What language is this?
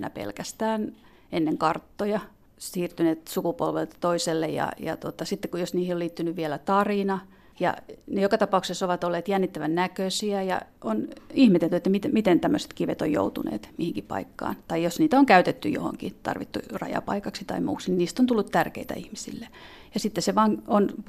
Finnish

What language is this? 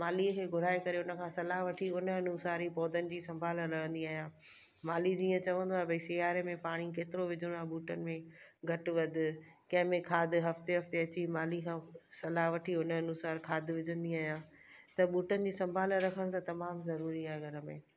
Sindhi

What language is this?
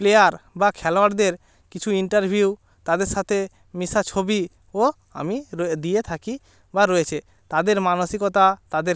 Bangla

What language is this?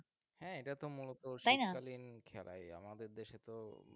Bangla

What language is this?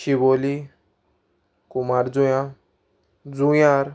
Konkani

